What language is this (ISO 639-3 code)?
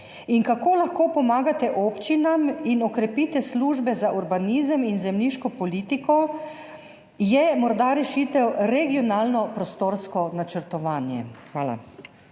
slv